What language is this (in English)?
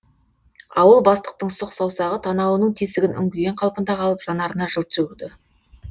Kazakh